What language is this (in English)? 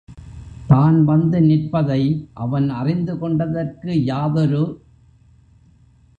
Tamil